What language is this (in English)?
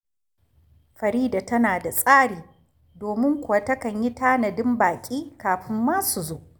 Hausa